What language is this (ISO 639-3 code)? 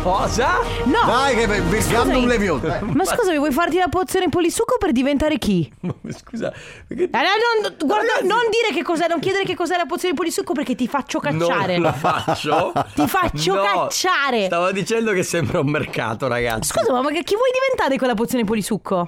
ita